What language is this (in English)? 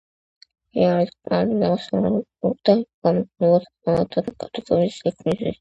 Georgian